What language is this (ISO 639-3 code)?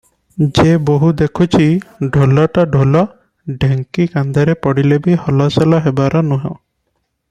ori